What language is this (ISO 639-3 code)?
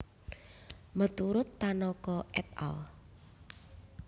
jav